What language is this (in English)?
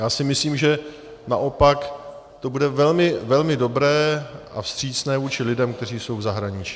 Czech